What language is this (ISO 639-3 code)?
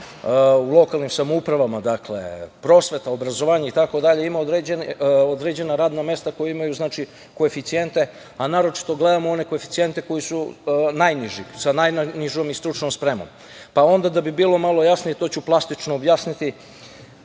srp